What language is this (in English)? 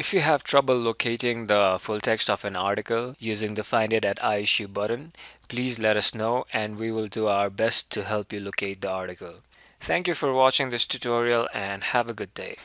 English